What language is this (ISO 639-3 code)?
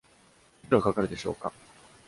jpn